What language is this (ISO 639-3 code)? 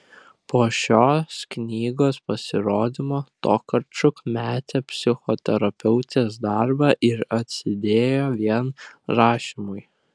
lit